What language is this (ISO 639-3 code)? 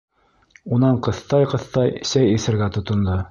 bak